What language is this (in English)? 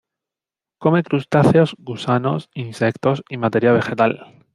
Spanish